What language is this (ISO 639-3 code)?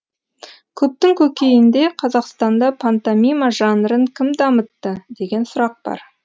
kaz